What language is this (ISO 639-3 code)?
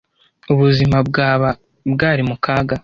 kin